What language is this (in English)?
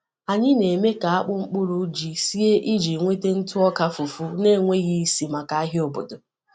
Igbo